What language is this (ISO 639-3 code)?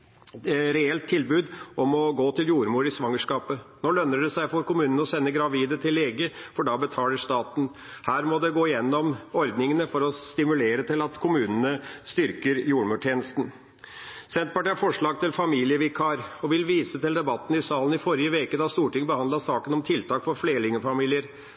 nob